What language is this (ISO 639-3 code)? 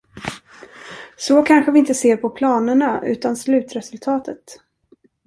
swe